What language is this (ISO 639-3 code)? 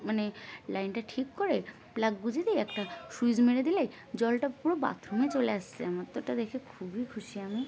ben